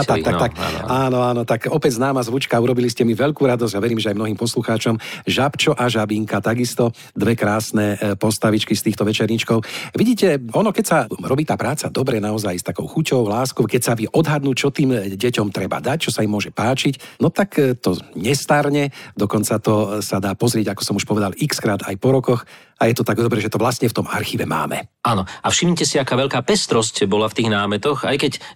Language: Slovak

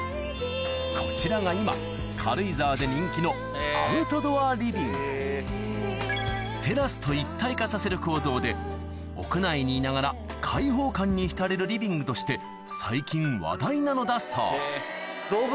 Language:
Japanese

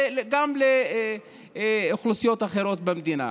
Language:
Hebrew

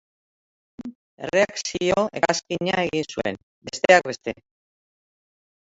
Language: Basque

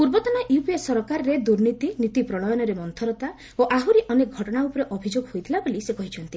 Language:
Odia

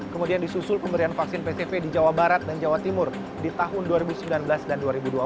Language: Indonesian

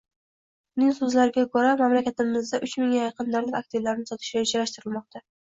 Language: Uzbek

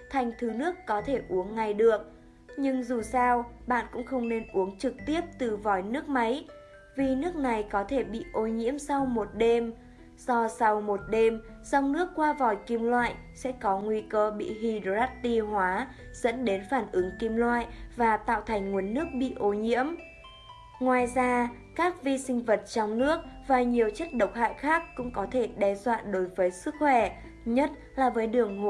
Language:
Vietnamese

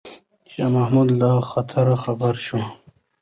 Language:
Pashto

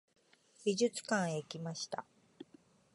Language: Japanese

